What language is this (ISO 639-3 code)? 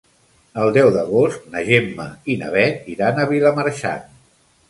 cat